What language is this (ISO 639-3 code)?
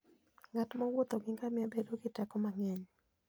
luo